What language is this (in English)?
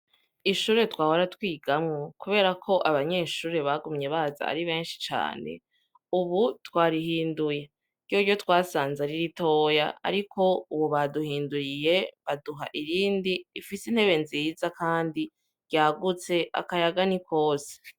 Rundi